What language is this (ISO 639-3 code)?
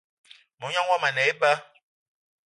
eto